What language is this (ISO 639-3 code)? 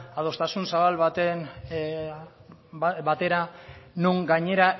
eus